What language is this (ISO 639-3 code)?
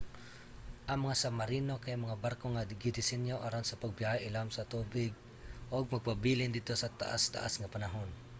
ceb